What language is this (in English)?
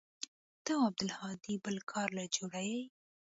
Pashto